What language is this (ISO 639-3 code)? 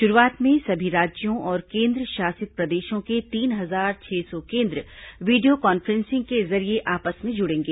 hin